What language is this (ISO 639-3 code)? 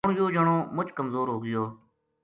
gju